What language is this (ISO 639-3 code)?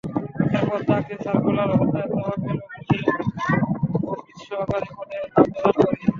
ben